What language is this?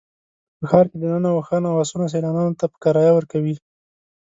Pashto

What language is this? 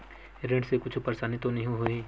Chhattisgarhi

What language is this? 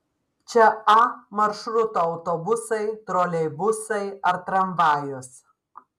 Lithuanian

